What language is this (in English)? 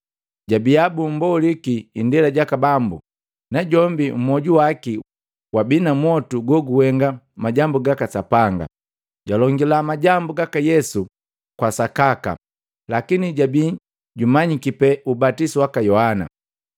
Matengo